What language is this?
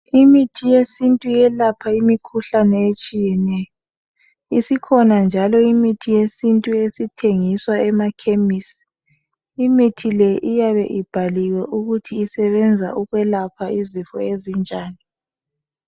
North Ndebele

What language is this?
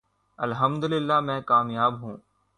Urdu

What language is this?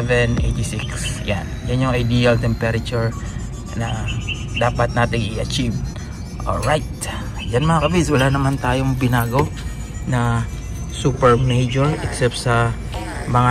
Filipino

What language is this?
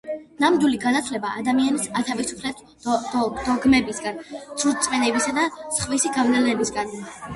Georgian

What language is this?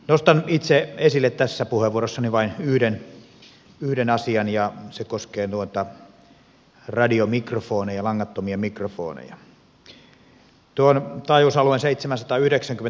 Finnish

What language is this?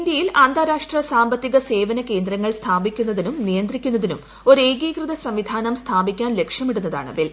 Malayalam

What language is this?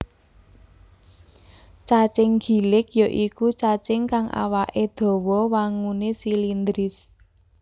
Javanese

